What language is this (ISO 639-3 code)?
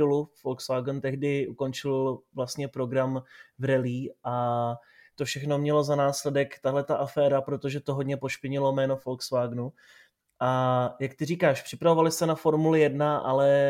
ces